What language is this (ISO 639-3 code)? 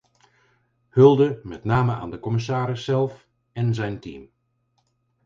nld